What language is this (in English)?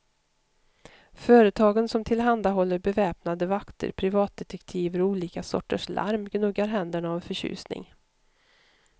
Swedish